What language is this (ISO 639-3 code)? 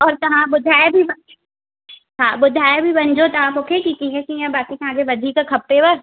snd